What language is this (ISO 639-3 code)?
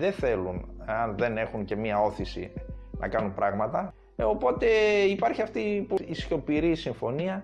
ell